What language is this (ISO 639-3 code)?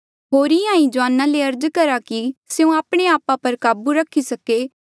mjl